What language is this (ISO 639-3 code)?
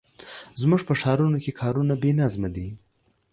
pus